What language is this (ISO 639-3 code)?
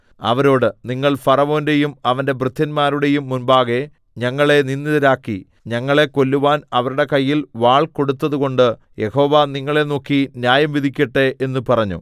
mal